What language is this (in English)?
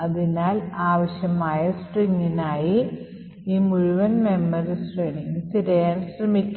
Malayalam